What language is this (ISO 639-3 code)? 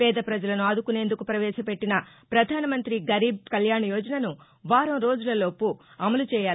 tel